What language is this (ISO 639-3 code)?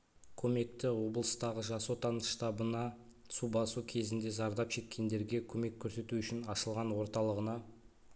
kaz